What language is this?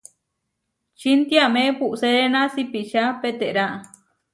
Huarijio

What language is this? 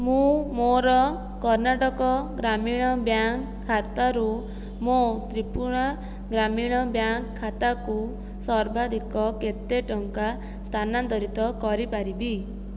Odia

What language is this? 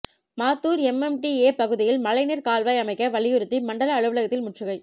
Tamil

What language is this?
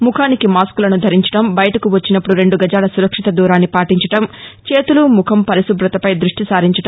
Telugu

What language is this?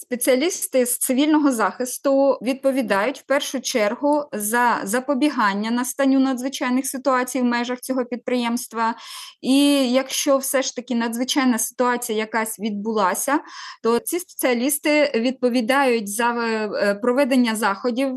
Ukrainian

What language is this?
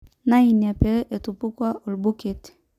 Masai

